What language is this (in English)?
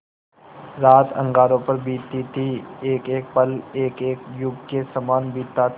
Hindi